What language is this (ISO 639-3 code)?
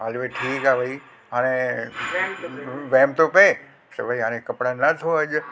snd